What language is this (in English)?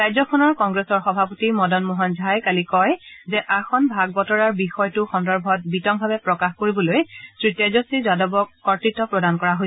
Assamese